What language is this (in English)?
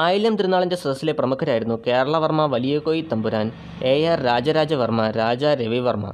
Malayalam